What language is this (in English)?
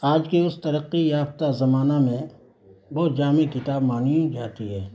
Urdu